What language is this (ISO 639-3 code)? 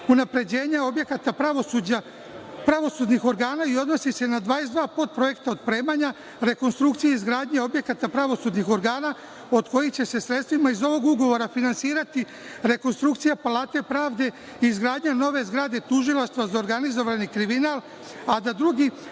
srp